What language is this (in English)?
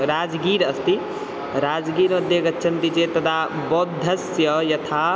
Sanskrit